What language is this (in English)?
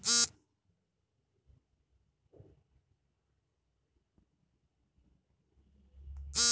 Kannada